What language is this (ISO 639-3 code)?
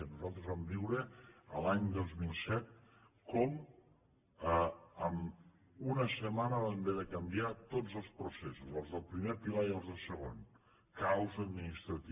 cat